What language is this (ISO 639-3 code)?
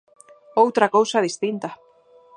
glg